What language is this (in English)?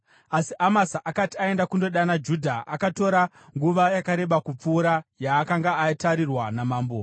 Shona